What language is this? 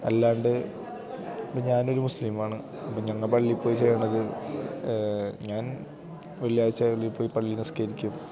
Malayalam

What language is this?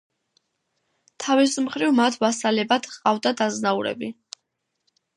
Georgian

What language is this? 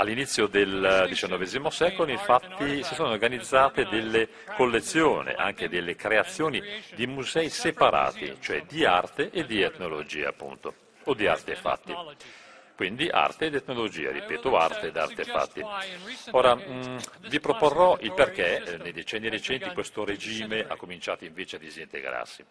Italian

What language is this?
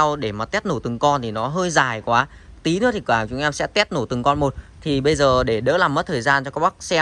Vietnamese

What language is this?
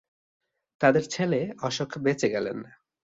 Bangla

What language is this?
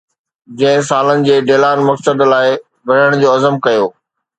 Sindhi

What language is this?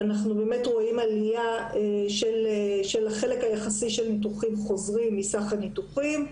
Hebrew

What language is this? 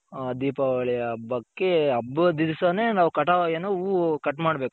Kannada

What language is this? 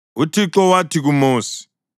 North Ndebele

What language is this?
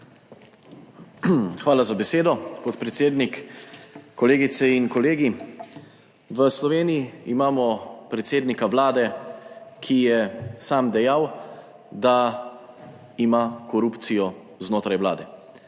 Slovenian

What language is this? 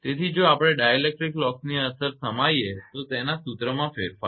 Gujarati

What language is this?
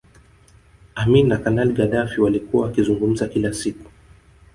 Swahili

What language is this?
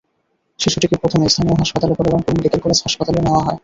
Bangla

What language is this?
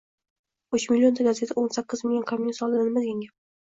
Uzbek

